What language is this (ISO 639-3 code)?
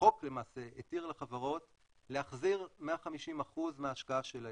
heb